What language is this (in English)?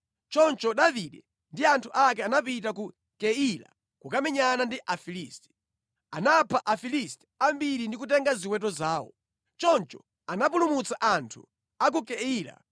Nyanja